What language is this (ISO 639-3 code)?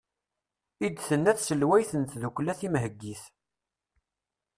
kab